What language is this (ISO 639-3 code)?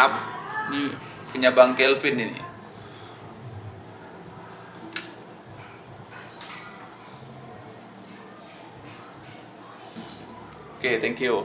ind